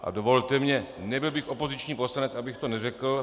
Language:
Czech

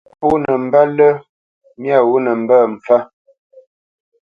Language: Bamenyam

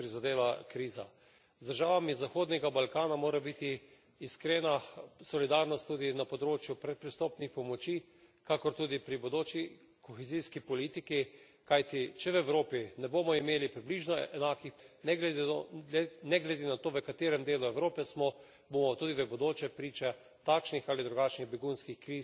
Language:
Slovenian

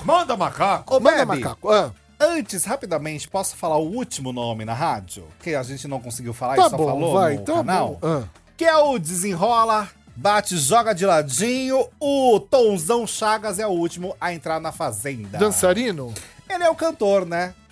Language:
Portuguese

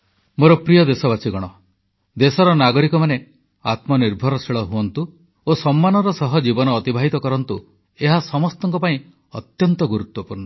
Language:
Odia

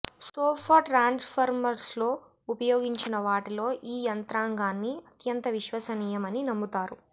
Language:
Telugu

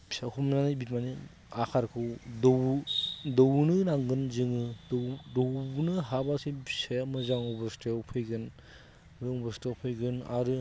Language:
Bodo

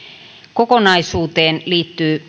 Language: Finnish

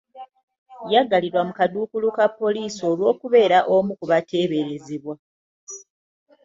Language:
Ganda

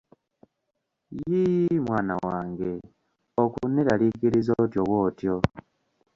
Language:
Ganda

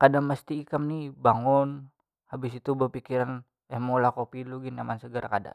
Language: Banjar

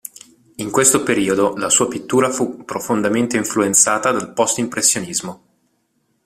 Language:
Italian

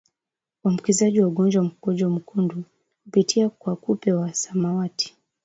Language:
Swahili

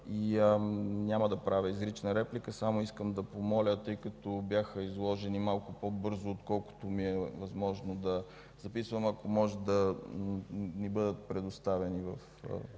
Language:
Bulgarian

